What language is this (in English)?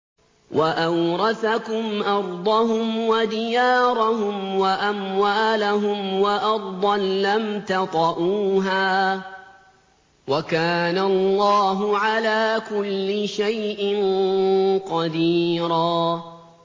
Arabic